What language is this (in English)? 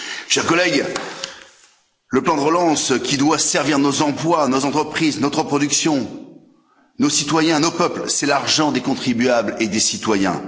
French